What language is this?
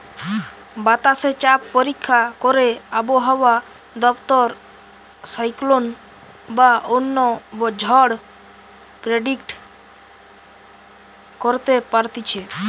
Bangla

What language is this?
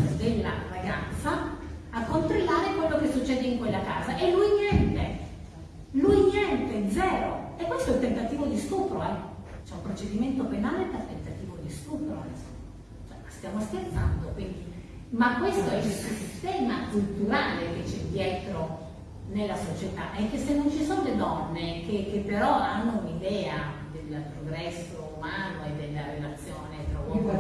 Italian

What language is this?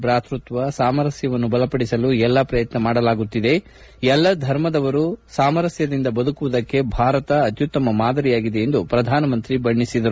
Kannada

